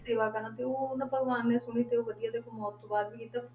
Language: Punjabi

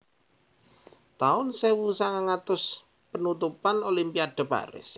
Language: Javanese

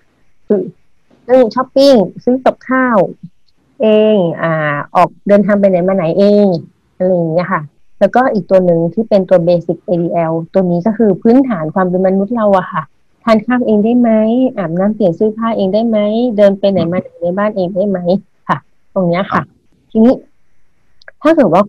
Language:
Thai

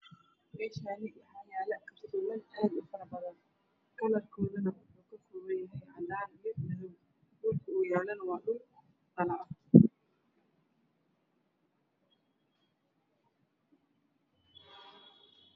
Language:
Somali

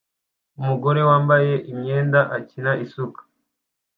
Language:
Kinyarwanda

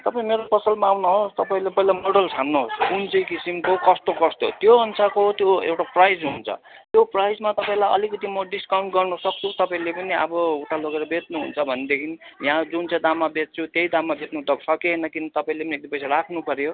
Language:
Nepali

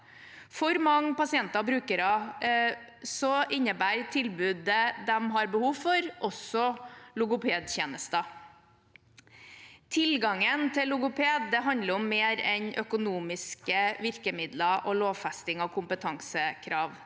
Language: Norwegian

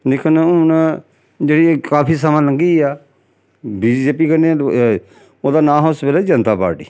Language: Dogri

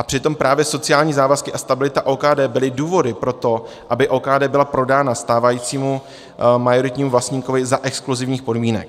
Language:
Czech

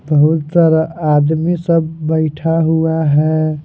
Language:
Hindi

